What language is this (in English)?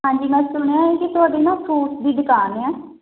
Punjabi